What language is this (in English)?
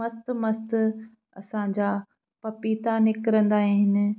Sindhi